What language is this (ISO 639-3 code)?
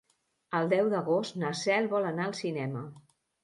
cat